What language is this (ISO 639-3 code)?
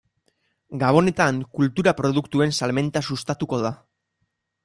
eus